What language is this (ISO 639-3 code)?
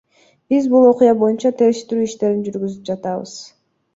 kir